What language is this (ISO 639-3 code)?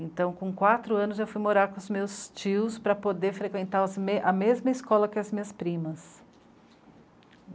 por